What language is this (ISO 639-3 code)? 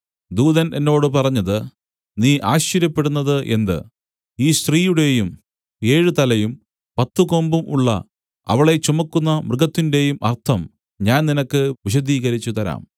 mal